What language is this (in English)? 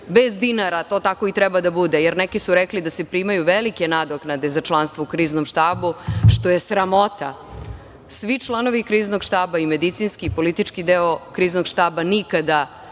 Serbian